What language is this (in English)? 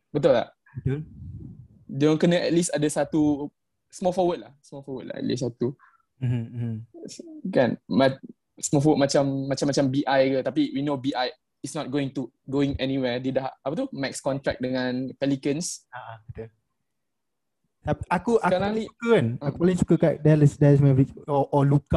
Malay